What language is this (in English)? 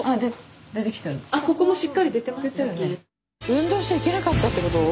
Japanese